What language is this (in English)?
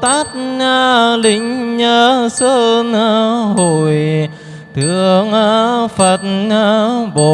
Vietnamese